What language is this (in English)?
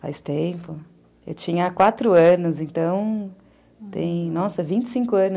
Portuguese